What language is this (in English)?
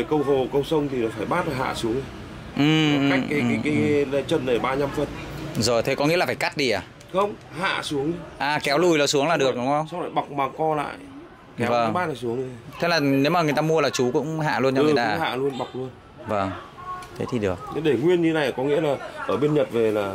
Vietnamese